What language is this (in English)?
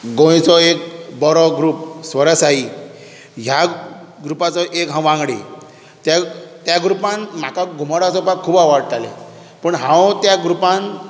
Konkani